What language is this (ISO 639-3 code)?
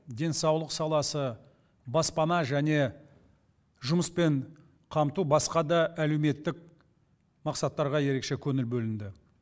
kaz